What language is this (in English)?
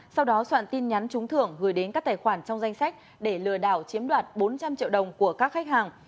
Vietnamese